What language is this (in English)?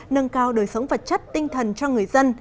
Vietnamese